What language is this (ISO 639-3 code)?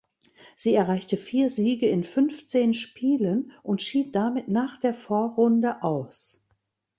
deu